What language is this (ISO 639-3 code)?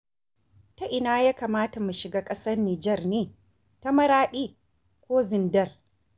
hau